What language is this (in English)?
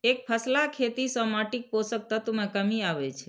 Maithili